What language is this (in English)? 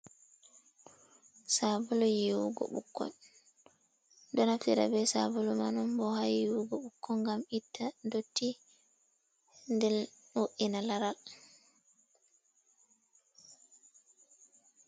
Fula